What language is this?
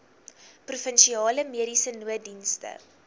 Afrikaans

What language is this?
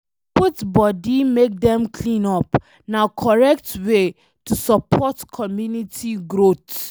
Nigerian Pidgin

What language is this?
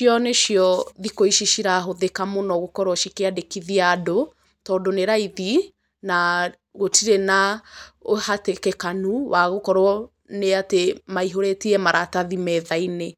Kikuyu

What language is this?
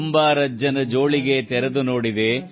Kannada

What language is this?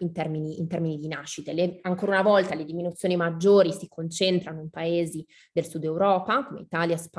Italian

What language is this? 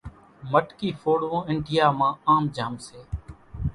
Kachi Koli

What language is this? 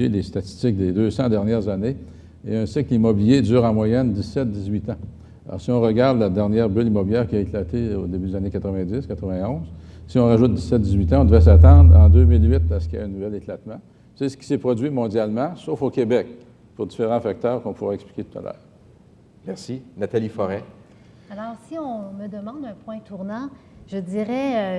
French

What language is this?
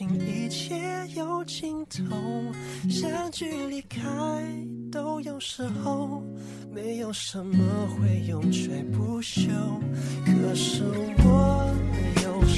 Chinese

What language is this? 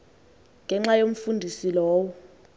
Xhosa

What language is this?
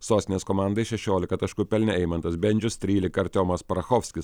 Lithuanian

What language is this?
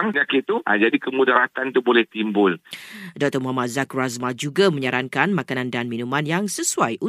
Malay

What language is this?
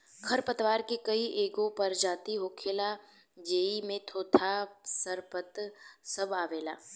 Bhojpuri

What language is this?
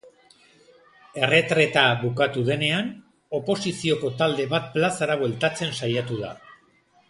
Basque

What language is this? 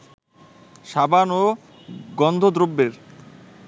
Bangla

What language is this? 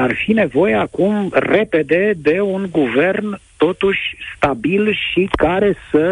Romanian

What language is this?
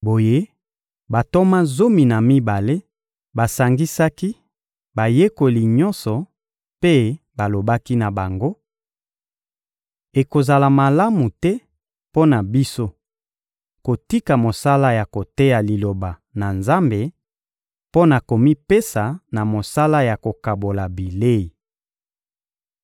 Lingala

